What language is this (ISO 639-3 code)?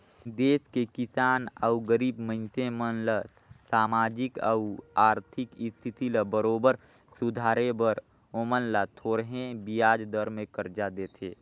hne